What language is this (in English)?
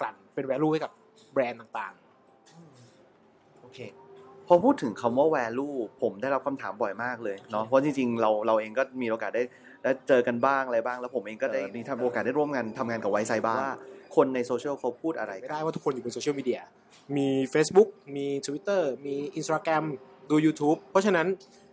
Thai